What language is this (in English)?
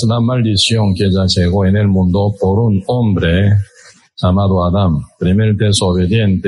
Spanish